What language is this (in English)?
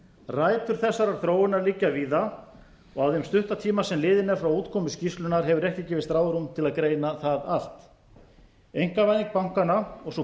Icelandic